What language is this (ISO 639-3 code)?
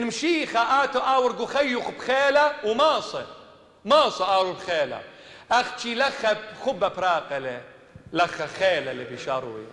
ara